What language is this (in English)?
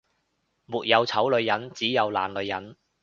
Cantonese